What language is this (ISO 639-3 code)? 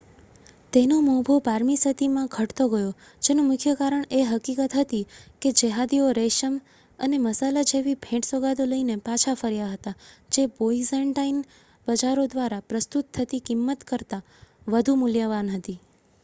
guj